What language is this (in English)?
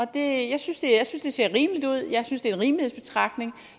Danish